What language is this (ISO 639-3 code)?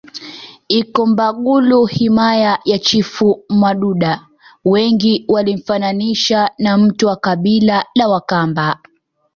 swa